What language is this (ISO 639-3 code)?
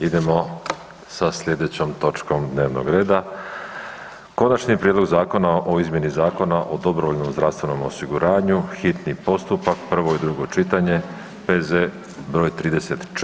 hrv